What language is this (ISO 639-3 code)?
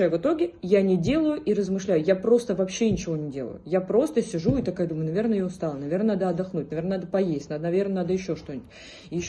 rus